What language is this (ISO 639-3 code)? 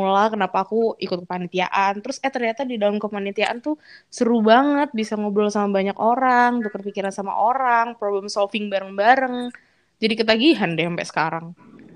ind